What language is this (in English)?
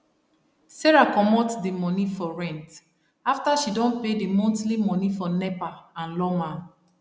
Nigerian Pidgin